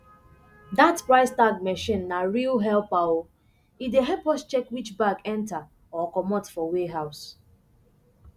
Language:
Nigerian Pidgin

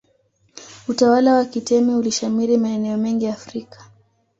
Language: Swahili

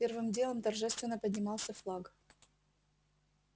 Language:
Russian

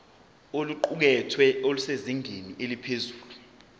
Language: Zulu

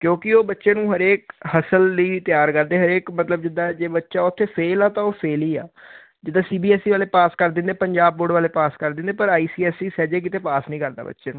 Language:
Punjabi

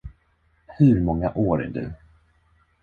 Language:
Swedish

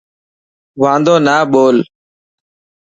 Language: Dhatki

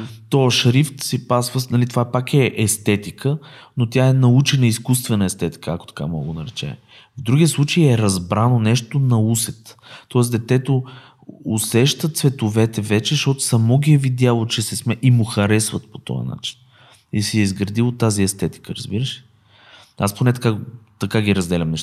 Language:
Bulgarian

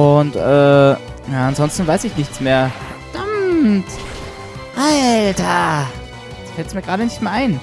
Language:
German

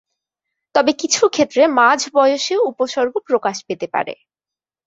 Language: Bangla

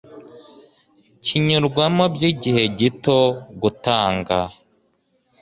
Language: Kinyarwanda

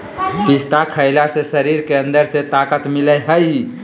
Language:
Magahi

